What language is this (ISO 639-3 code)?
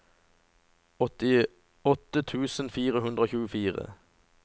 nor